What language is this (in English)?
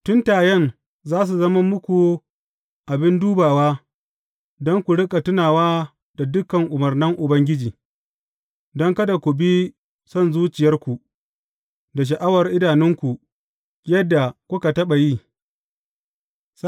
Hausa